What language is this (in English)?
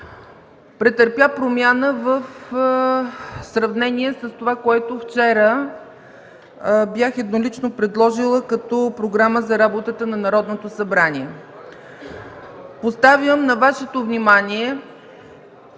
Bulgarian